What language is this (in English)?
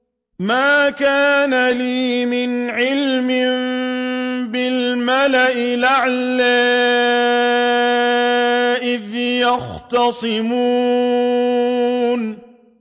Arabic